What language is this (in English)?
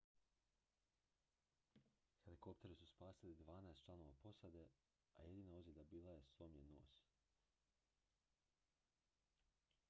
Croatian